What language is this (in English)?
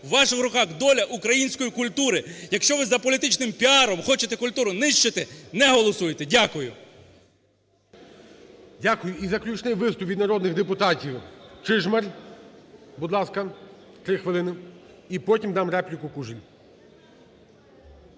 Ukrainian